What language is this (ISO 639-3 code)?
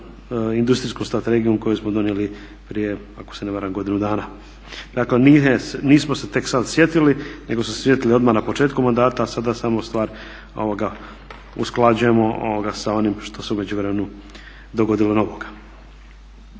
hrv